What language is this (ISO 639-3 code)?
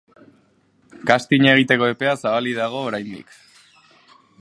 eus